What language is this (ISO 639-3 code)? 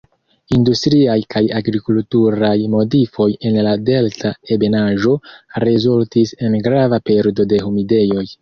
epo